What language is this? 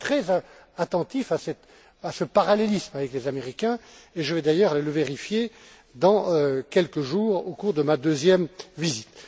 French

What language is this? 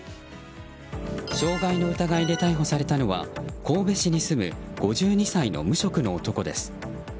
Japanese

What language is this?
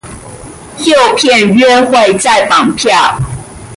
Chinese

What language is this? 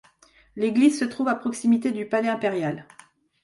French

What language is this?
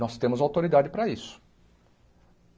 Portuguese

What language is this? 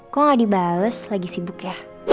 Indonesian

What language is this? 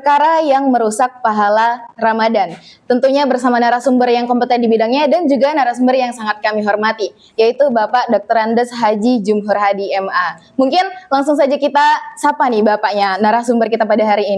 Indonesian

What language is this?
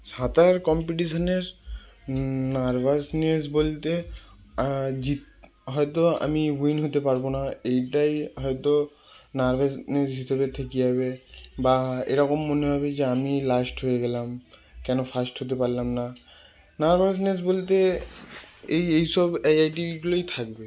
Bangla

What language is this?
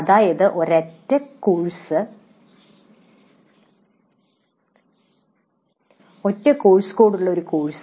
Malayalam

